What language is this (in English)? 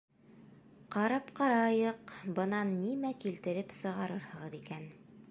Bashkir